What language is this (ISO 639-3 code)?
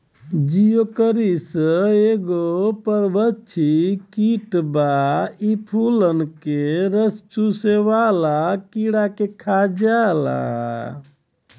bho